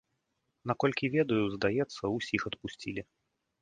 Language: Belarusian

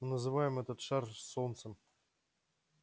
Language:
Russian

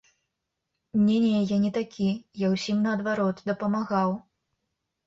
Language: Belarusian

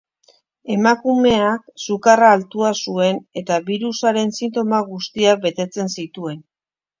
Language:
Basque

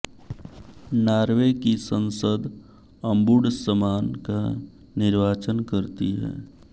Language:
Hindi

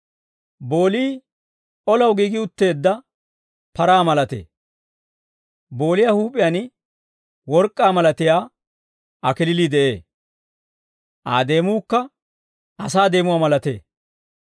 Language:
Dawro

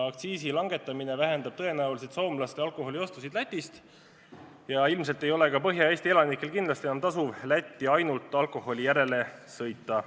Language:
Estonian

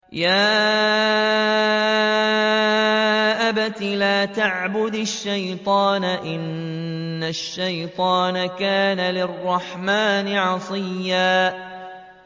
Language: Arabic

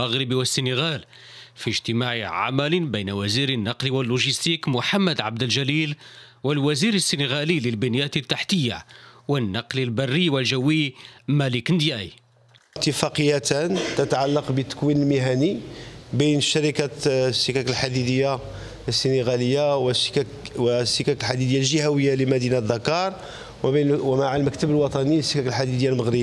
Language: Arabic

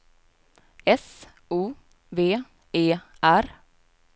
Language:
Swedish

